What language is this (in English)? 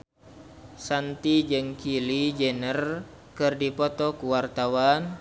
Sundanese